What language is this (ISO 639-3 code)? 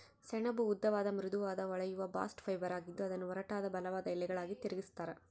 kan